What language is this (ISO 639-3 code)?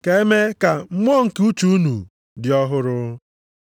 ibo